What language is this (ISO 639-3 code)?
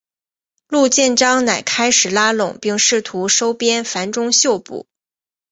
zho